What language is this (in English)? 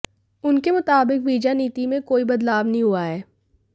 Hindi